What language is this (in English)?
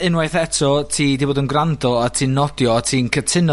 Welsh